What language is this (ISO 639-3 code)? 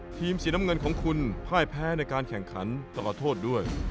tha